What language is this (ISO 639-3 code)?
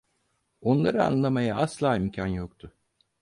tur